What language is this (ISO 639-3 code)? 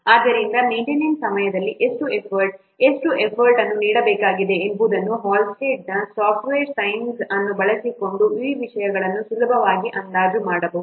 kan